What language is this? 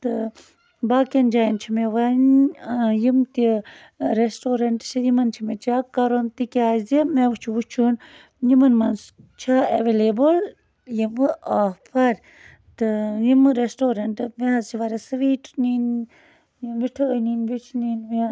Kashmiri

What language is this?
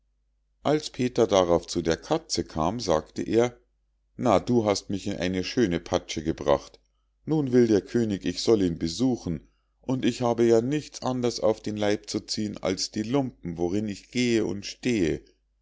German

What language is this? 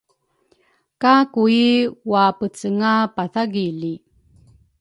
Rukai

